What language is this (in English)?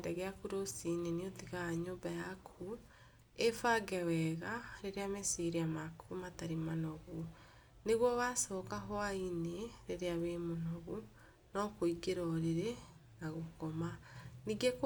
Kikuyu